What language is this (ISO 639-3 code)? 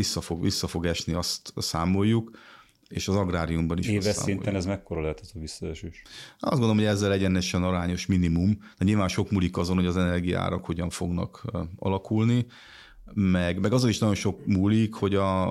hun